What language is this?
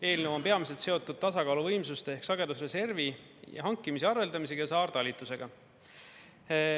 Estonian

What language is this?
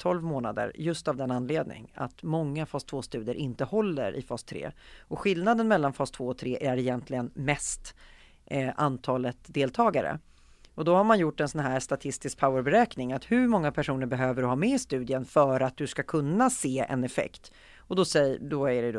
Swedish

